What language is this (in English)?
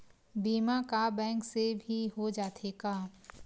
Chhattisgarhi